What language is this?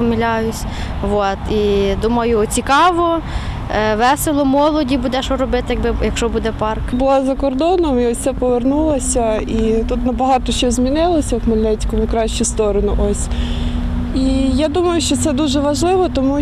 Ukrainian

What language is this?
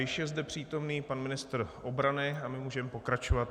Czech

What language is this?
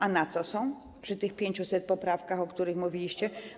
Polish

